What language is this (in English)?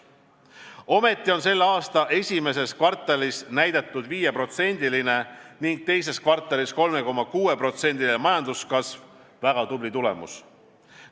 Estonian